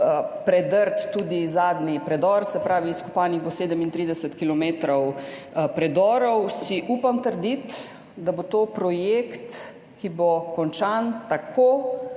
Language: Slovenian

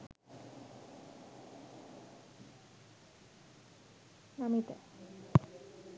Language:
Sinhala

